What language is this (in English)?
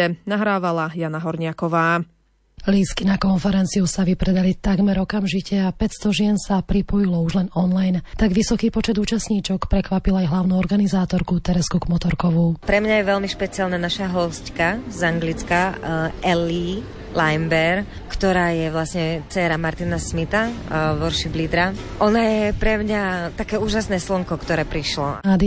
Slovak